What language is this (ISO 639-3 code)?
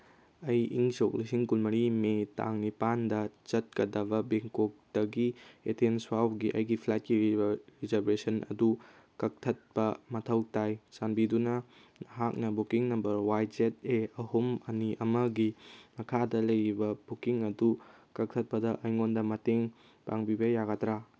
mni